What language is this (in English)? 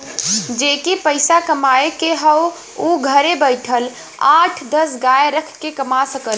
Bhojpuri